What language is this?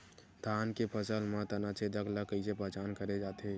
Chhattisgarhi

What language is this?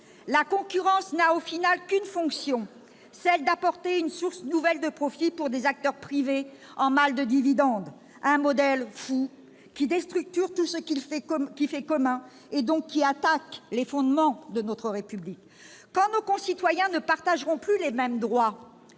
French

